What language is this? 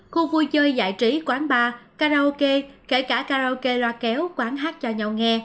Vietnamese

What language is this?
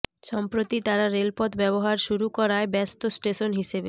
Bangla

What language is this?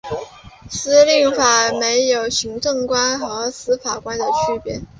Chinese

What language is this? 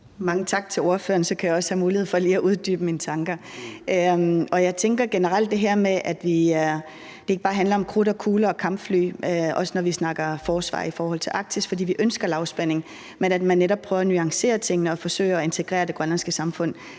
Danish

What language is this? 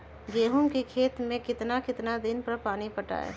Magahi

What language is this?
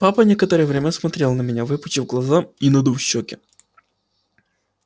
Russian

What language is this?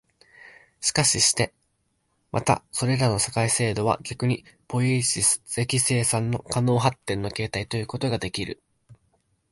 Japanese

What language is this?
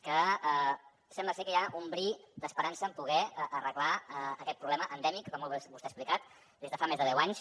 Catalan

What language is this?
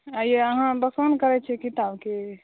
Maithili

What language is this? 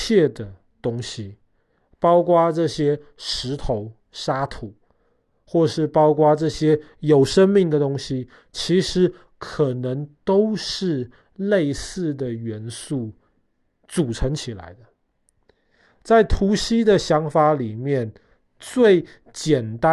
Chinese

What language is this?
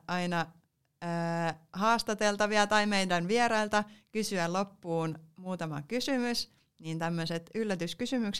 Finnish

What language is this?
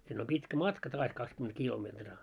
Finnish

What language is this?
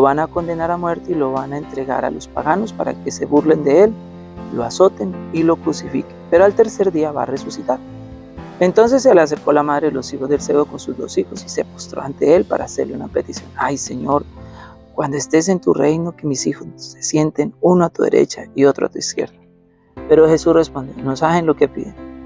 Spanish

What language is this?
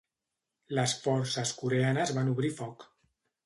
Catalan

